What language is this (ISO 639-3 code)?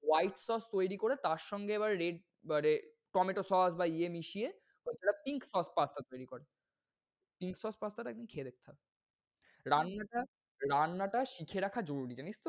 ben